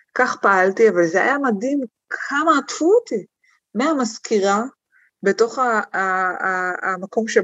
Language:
Hebrew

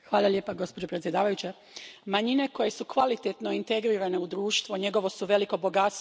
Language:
Croatian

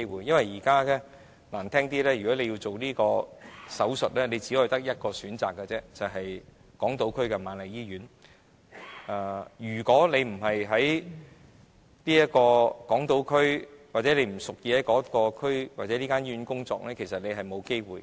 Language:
Cantonese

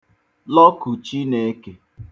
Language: Igbo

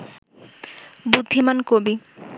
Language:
Bangla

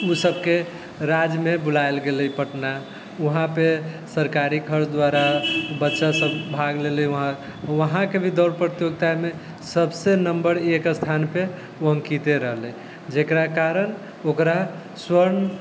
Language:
Maithili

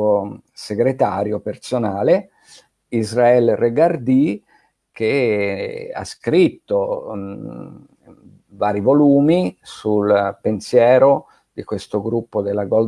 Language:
Italian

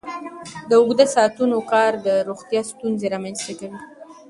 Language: Pashto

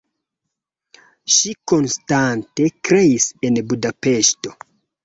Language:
Esperanto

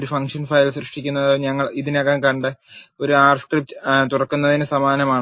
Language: Malayalam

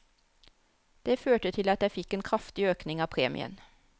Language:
Norwegian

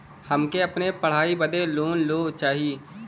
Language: Bhojpuri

